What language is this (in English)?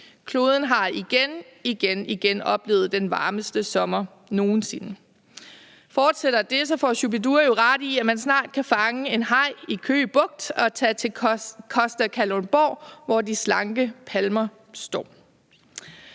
Danish